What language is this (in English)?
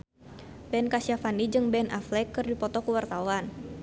Sundanese